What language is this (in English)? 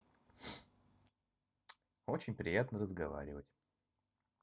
Russian